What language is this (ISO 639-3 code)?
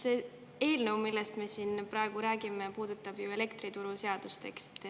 est